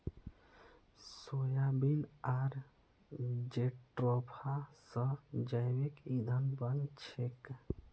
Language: Magahi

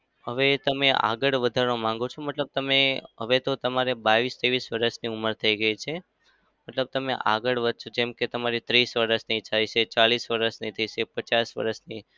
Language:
Gujarati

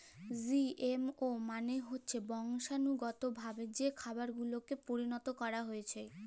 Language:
Bangla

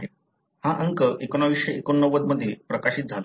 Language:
Marathi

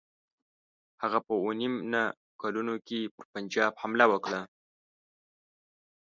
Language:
Pashto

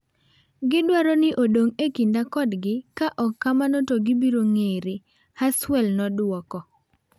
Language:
Luo (Kenya and Tanzania)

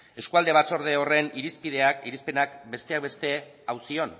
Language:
Basque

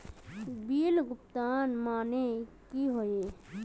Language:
Magahi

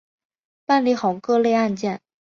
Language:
Chinese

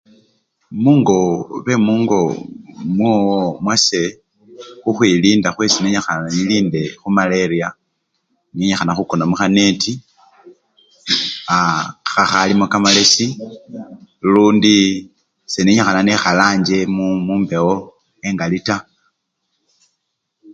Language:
Luyia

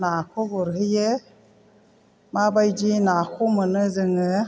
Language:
Bodo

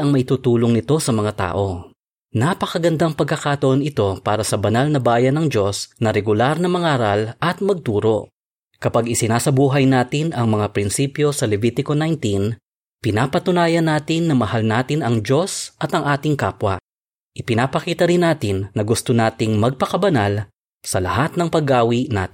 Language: Filipino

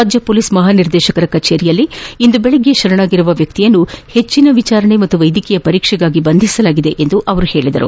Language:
Kannada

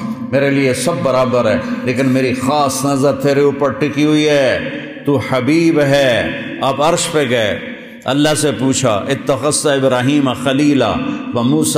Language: Arabic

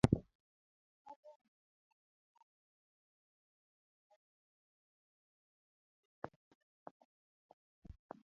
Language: Luo (Kenya and Tanzania)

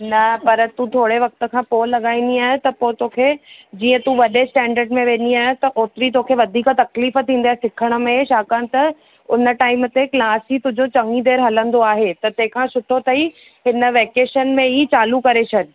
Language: Sindhi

